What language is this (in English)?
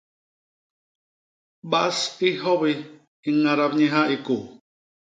Basaa